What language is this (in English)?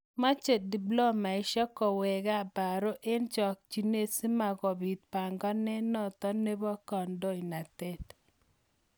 Kalenjin